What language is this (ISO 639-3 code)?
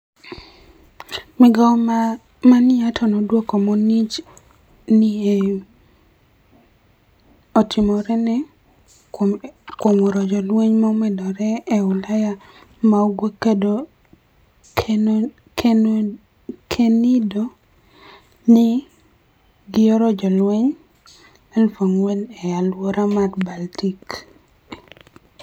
luo